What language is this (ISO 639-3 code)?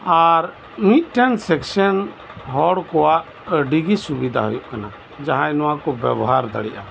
sat